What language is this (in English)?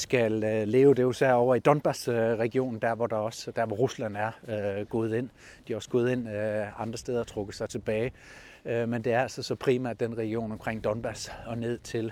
Danish